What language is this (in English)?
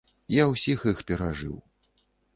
Belarusian